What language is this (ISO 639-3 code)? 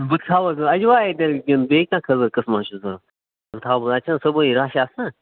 kas